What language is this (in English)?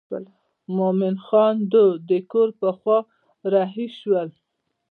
Pashto